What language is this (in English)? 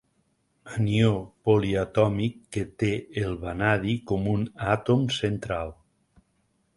Catalan